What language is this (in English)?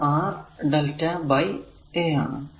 Malayalam